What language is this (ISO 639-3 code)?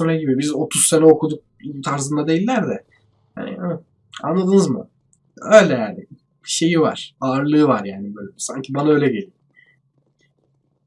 tur